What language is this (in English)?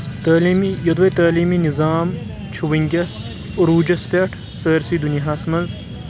Kashmiri